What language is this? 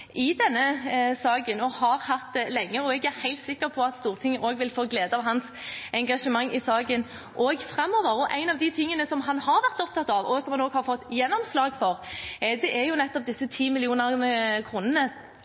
Norwegian Bokmål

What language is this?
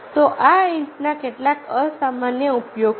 Gujarati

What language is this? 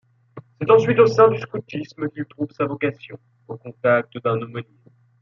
French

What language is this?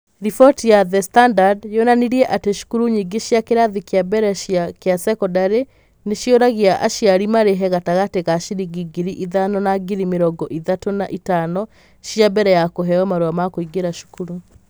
Kikuyu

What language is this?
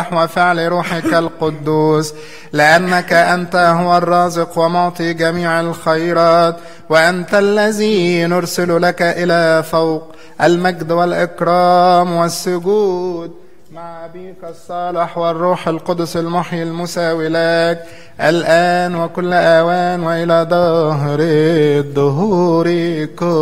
Arabic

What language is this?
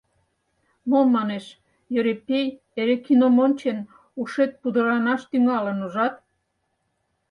Mari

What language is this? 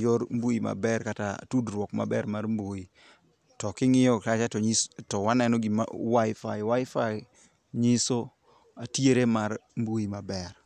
Luo (Kenya and Tanzania)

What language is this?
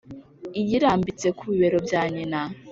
Kinyarwanda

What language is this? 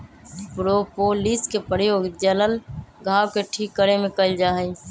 Magahi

